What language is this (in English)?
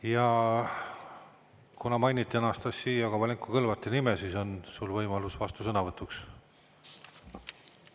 Estonian